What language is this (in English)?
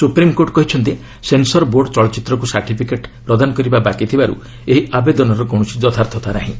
Odia